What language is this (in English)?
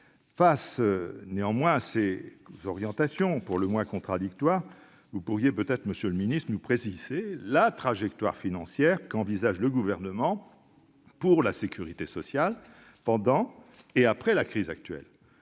French